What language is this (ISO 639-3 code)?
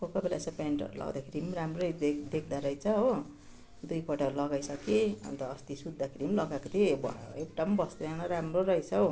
nep